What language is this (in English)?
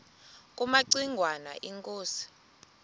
Xhosa